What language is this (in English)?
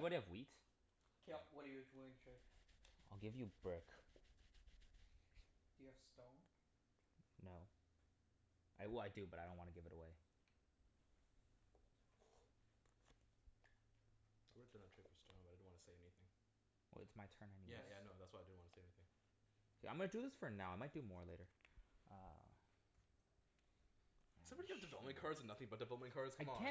English